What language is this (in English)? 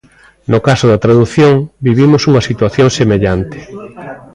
Galician